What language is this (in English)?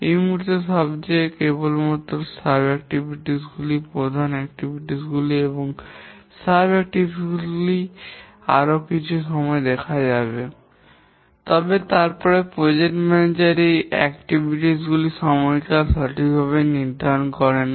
Bangla